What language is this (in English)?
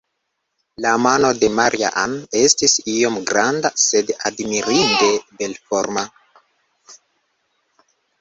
Esperanto